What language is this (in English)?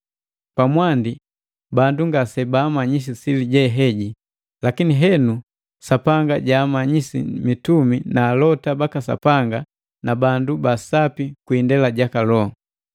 Matengo